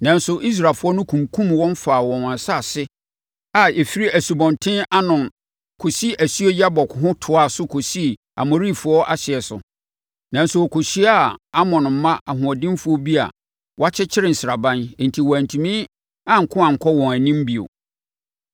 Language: Akan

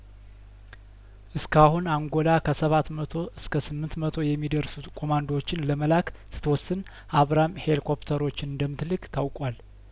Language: Amharic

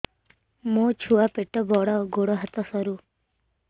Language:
Odia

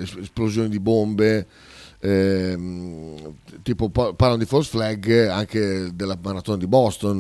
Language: Italian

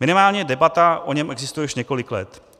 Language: Czech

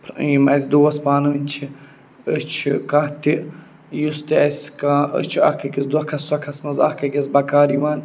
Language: Kashmiri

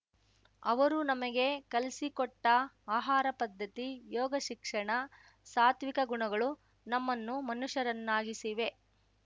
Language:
Kannada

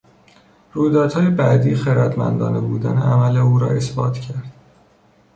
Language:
Persian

